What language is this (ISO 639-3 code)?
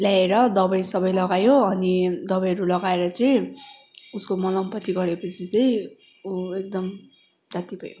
nep